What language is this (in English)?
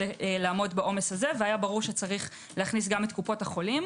Hebrew